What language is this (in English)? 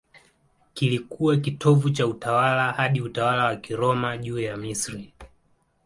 Swahili